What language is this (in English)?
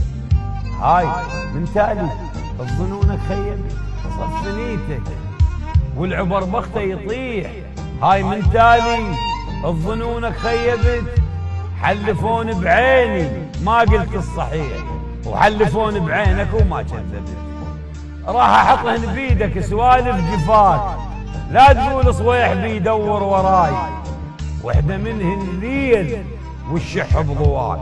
Arabic